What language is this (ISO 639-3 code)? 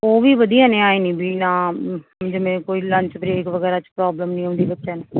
pan